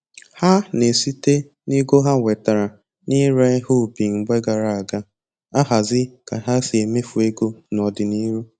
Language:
Igbo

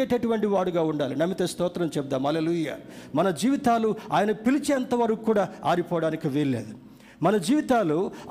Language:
Telugu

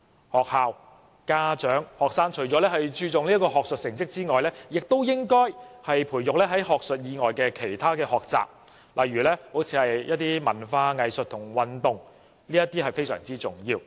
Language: Cantonese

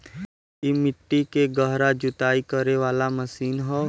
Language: Bhojpuri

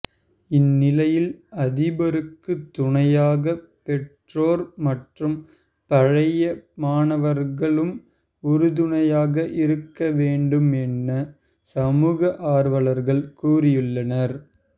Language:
Tamil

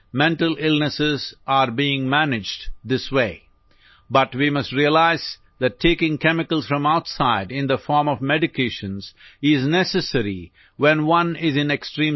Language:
English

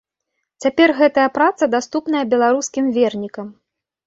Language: Belarusian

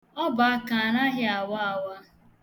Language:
Igbo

